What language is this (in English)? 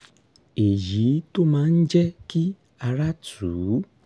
Yoruba